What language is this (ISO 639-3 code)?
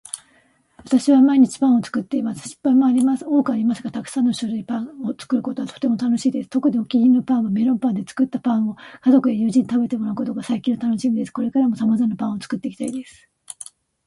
jpn